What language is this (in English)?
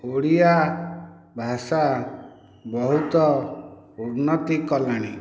Odia